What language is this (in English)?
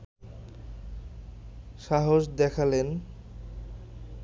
Bangla